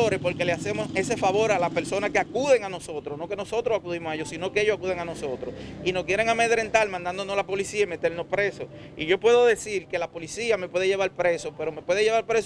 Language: Spanish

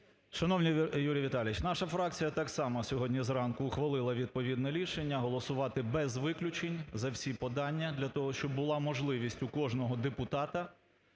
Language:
Ukrainian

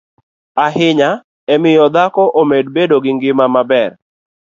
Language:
Luo (Kenya and Tanzania)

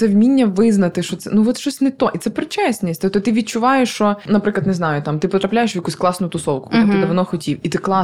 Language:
Ukrainian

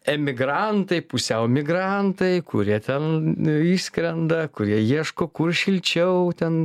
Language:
Lithuanian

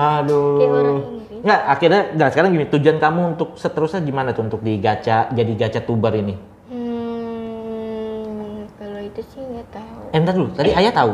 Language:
Indonesian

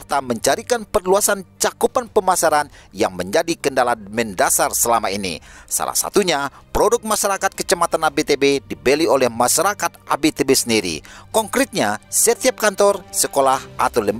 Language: Indonesian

